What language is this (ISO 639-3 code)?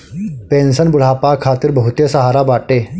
bho